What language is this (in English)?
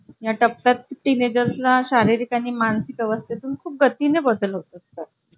Marathi